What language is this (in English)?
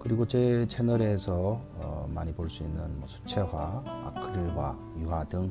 Korean